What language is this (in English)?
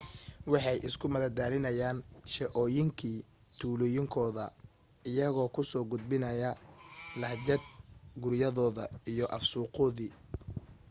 Somali